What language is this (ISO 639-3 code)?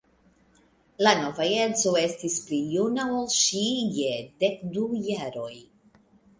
epo